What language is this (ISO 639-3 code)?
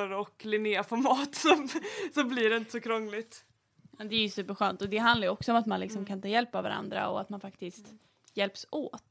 swe